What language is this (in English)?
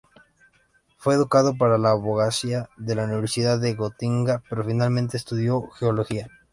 Spanish